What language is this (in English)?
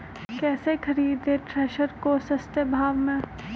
Magahi